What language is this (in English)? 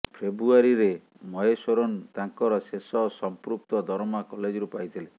Odia